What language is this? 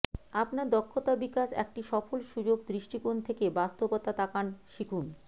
Bangla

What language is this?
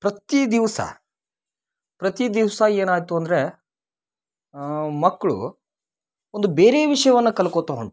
Kannada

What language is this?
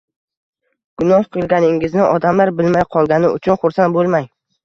Uzbek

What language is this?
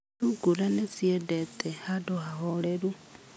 Kikuyu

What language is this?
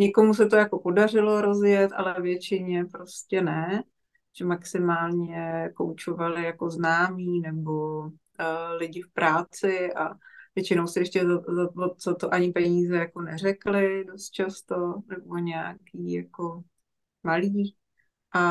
Czech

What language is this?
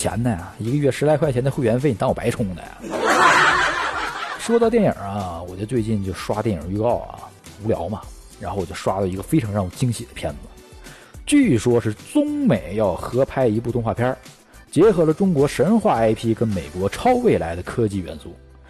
Chinese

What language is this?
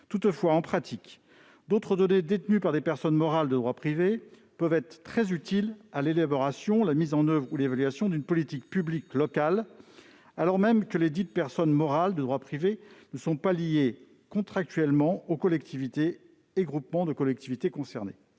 French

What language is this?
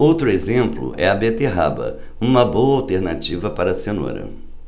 Portuguese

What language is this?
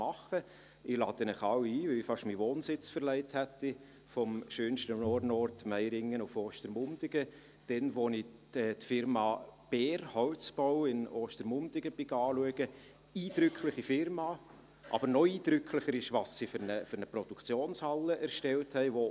Swiss German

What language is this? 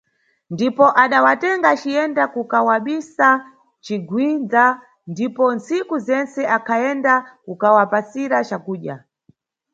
Nyungwe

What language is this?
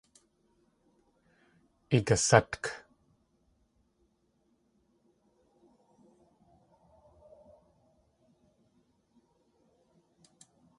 Tlingit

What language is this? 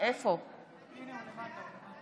Hebrew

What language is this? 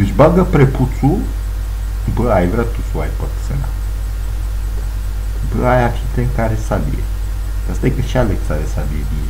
Romanian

